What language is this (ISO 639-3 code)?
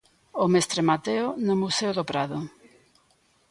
glg